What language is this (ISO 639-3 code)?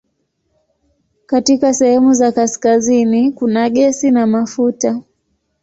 swa